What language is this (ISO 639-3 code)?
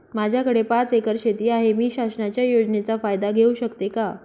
mar